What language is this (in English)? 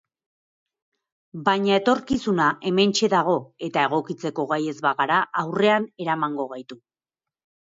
Basque